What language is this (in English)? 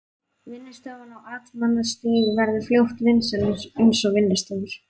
Icelandic